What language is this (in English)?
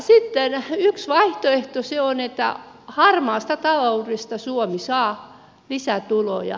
Finnish